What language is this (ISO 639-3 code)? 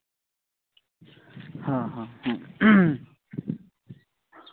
sat